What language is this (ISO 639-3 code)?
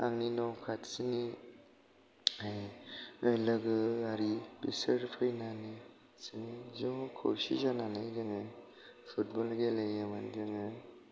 brx